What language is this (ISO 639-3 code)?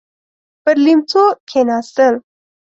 pus